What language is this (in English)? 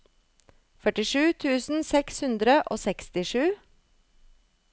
Norwegian